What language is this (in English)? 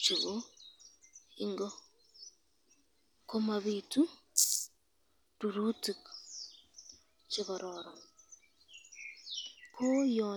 Kalenjin